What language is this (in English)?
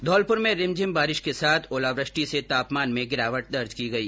Hindi